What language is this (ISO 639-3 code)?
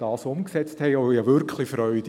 gsw